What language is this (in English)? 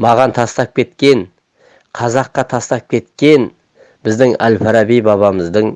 Turkish